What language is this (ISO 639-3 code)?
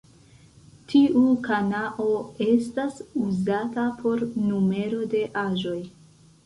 epo